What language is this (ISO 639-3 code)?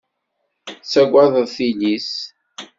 kab